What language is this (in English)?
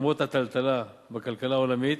Hebrew